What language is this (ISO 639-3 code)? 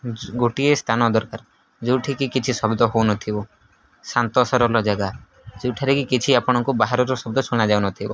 ori